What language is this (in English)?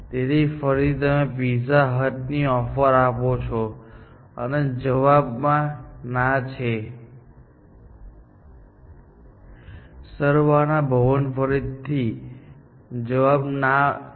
Gujarati